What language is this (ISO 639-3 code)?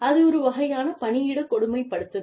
tam